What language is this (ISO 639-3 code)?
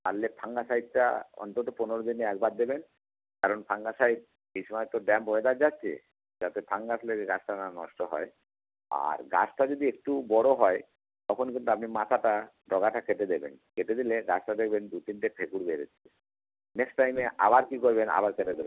ben